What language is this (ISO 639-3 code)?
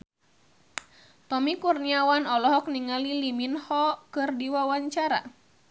sun